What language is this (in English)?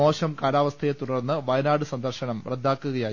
Malayalam